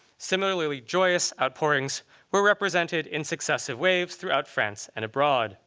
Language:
English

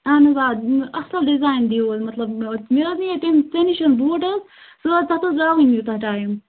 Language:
Kashmiri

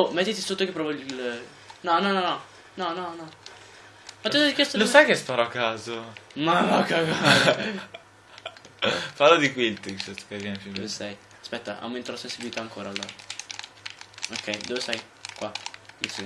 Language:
Italian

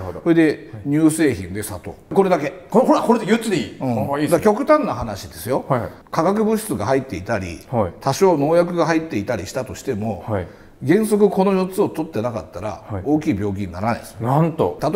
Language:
Japanese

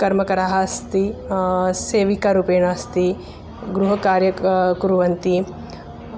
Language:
Sanskrit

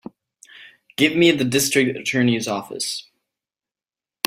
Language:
English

